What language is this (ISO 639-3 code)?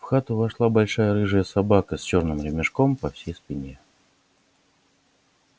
rus